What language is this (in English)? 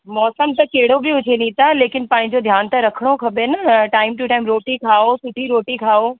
Sindhi